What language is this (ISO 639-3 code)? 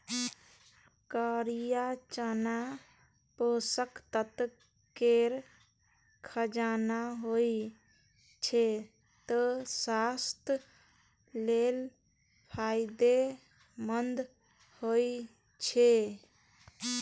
mai